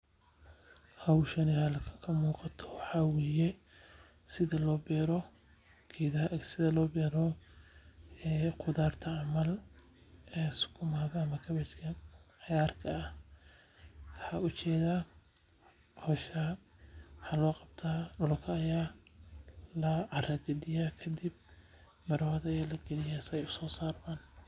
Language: Somali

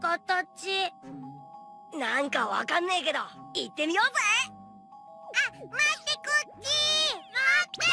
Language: Japanese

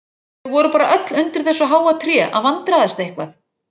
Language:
Icelandic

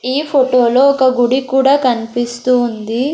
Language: Telugu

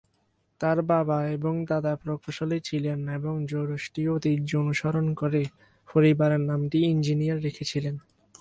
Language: Bangla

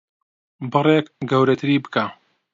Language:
Central Kurdish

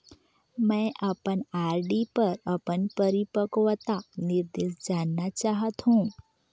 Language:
Chhattisgarhi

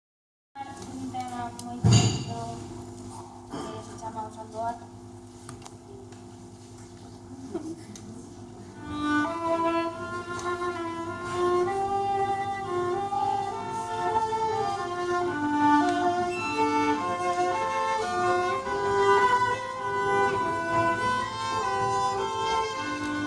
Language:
Galician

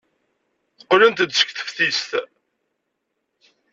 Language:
Kabyle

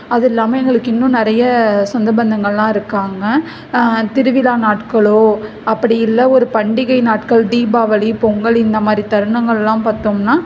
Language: Tamil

